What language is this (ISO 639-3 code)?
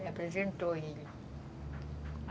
por